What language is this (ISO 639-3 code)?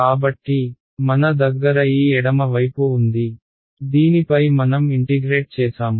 tel